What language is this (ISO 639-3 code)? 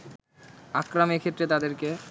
ben